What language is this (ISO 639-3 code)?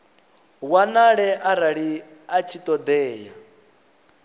ven